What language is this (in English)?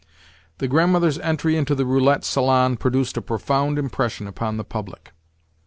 English